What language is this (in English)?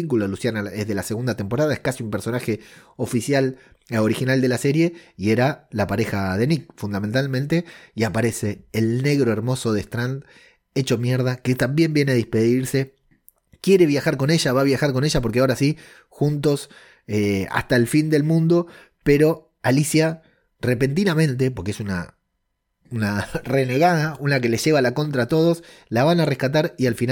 Spanish